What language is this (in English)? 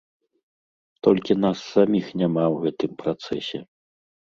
Belarusian